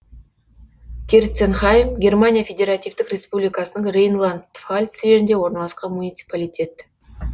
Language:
Kazakh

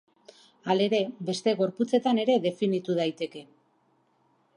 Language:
Basque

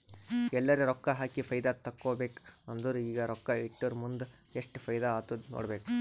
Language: Kannada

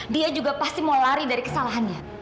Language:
Indonesian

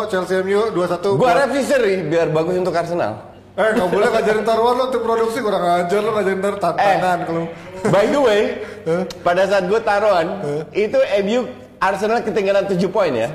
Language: Indonesian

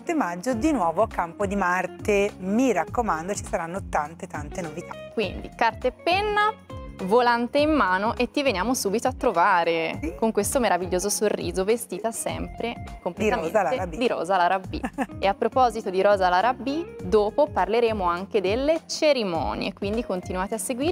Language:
Italian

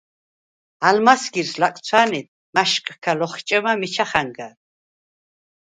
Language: Svan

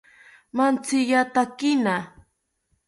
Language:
South Ucayali Ashéninka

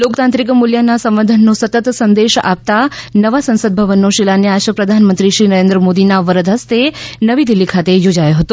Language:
Gujarati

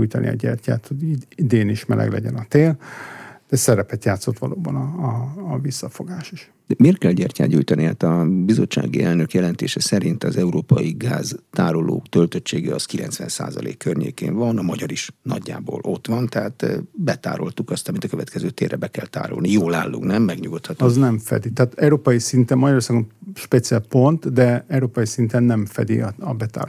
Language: Hungarian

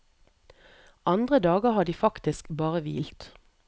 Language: Norwegian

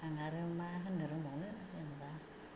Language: Bodo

